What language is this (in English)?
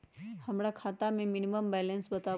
Magahi